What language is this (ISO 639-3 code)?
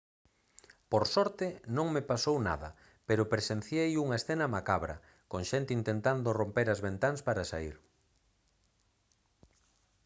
glg